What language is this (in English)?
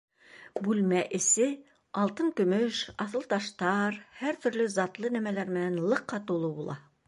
Bashkir